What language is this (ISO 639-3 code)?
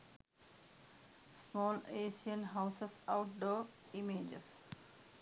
sin